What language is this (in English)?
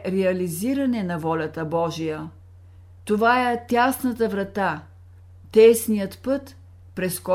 Bulgarian